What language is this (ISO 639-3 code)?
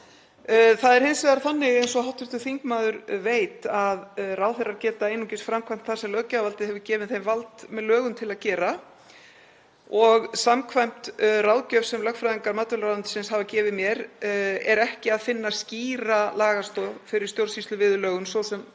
isl